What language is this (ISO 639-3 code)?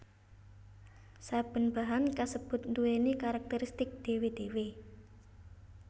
jav